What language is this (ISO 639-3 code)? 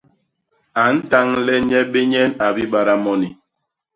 bas